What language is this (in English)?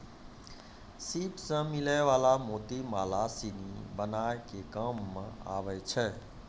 Maithili